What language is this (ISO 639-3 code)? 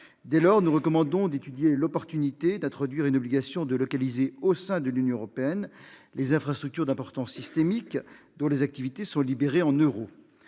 fra